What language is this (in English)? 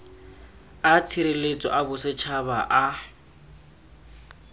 Tswana